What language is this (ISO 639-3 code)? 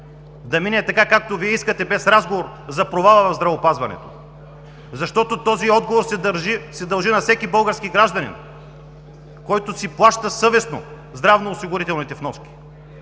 bul